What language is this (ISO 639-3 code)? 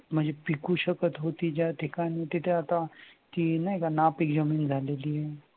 mar